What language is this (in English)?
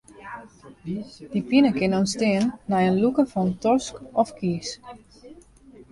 Western Frisian